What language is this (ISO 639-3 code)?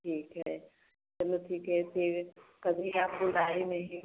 hin